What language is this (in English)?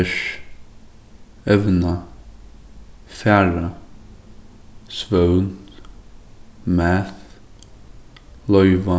Faroese